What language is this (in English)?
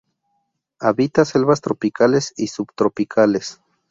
Spanish